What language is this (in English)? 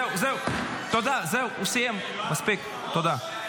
Hebrew